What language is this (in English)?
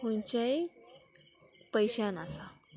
Konkani